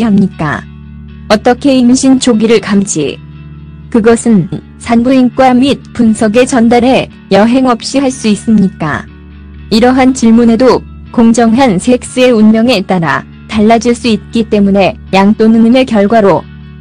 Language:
Korean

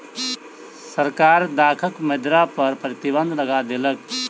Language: Maithili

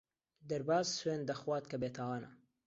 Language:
Central Kurdish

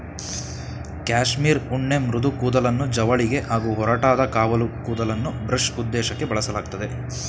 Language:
Kannada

